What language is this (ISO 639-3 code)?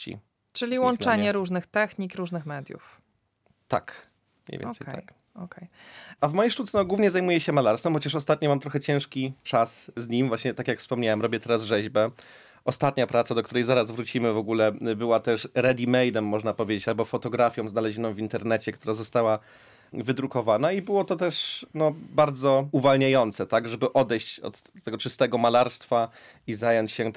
pol